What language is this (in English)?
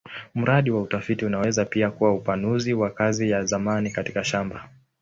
Swahili